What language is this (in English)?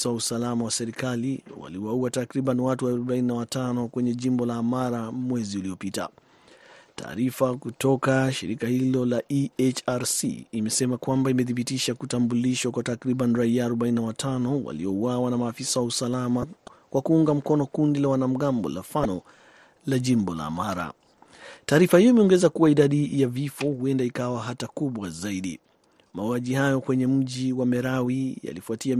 Swahili